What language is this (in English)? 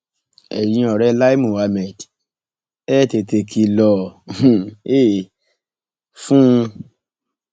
Yoruba